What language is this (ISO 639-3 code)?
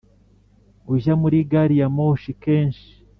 kin